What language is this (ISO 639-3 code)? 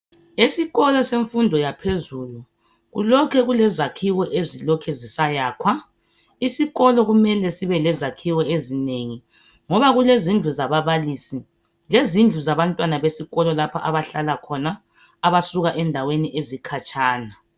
nde